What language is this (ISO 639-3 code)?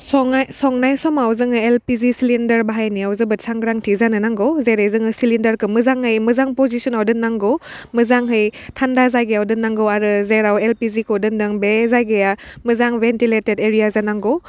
brx